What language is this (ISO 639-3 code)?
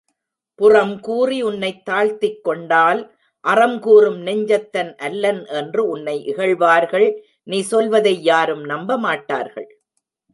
tam